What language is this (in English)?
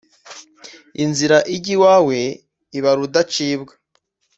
Kinyarwanda